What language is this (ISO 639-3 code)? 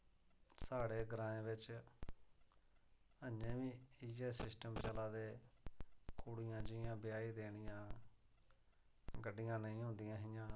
doi